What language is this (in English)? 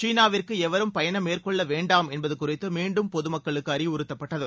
Tamil